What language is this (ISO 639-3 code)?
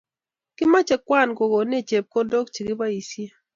kln